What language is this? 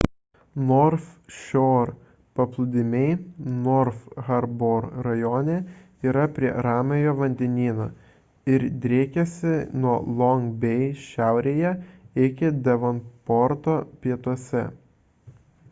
Lithuanian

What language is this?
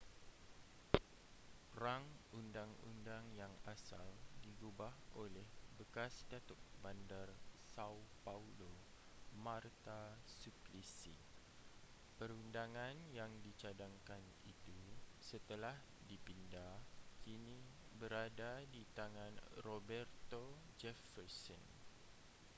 Malay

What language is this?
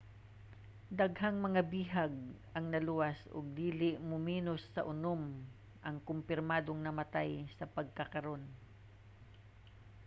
Cebuano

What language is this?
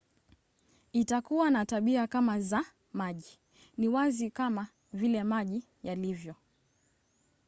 Swahili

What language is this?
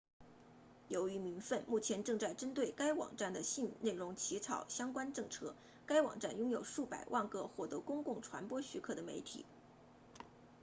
Chinese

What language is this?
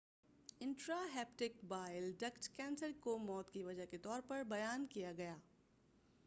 Urdu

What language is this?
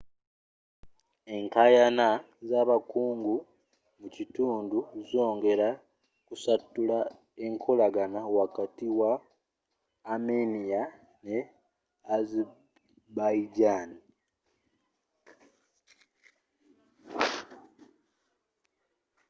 Ganda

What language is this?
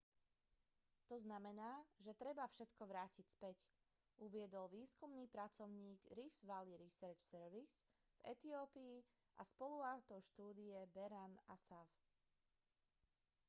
Slovak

